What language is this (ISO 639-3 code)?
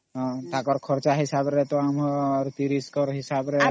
ori